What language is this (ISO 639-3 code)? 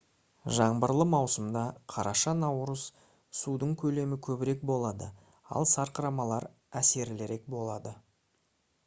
kaz